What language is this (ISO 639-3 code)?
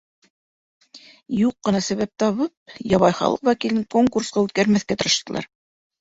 bak